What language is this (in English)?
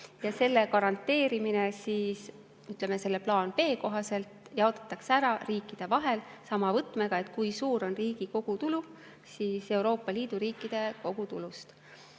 Estonian